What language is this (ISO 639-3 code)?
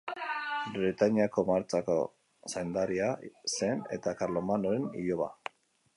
eus